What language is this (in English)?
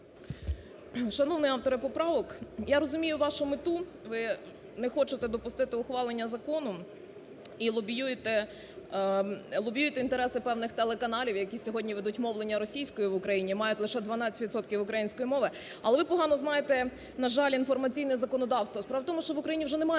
Ukrainian